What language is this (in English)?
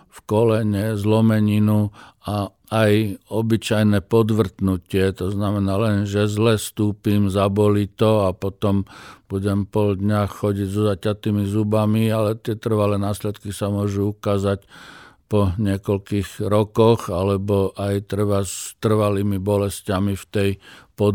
Slovak